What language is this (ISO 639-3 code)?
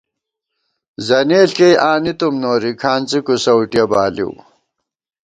gwt